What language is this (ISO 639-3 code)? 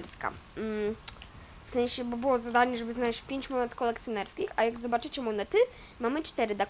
pol